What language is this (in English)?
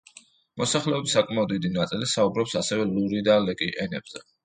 Georgian